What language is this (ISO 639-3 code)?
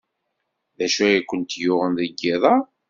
kab